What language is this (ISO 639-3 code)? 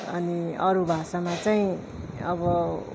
nep